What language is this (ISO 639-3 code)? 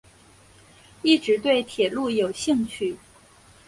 zho